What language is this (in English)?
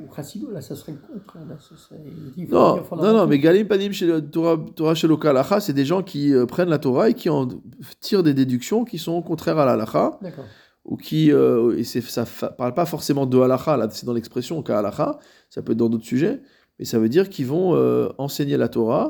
French